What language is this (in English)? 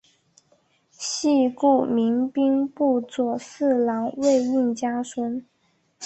Chinese